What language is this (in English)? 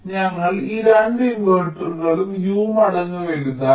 Malayalam